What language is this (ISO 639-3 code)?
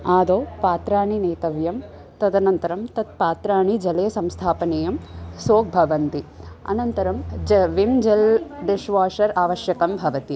san